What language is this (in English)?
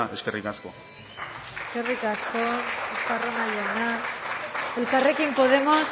Basque